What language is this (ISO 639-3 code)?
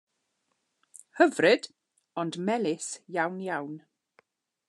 cym